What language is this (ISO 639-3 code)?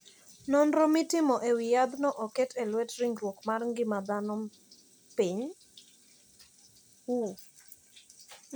luo